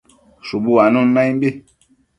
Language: Matsés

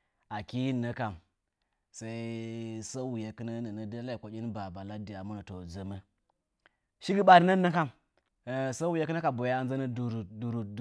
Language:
Nzanyi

